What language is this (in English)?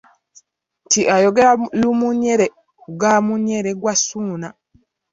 Ganda